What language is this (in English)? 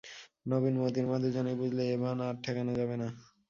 Bangla